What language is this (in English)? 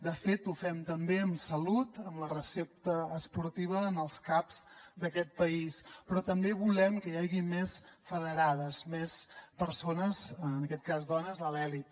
Catalan